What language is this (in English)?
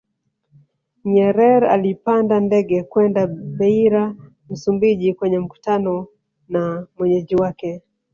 Swahili